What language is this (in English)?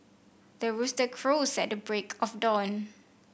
English